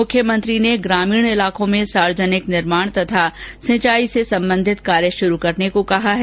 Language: Hindi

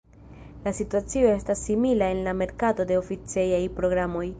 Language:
Esperanto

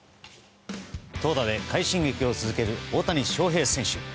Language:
Japanese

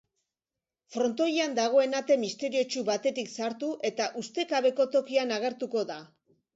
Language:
Basque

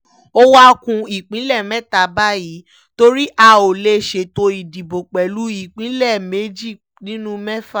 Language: Yoruba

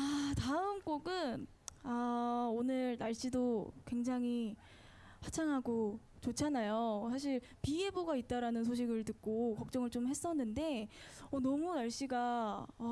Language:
Korean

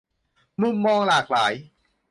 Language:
Thai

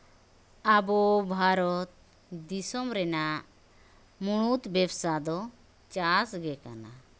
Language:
Santali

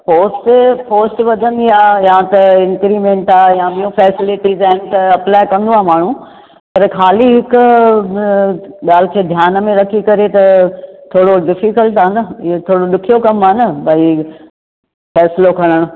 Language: Sindhi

